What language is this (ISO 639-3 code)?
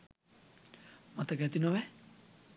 sin